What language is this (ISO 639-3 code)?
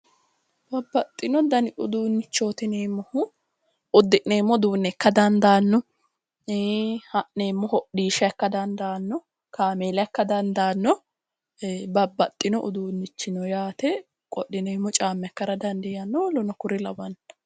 sid